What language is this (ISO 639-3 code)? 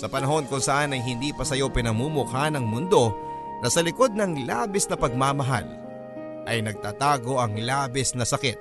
fil